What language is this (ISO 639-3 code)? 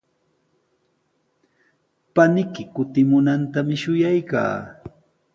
qws